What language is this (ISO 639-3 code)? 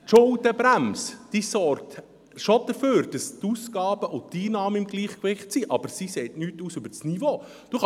gsw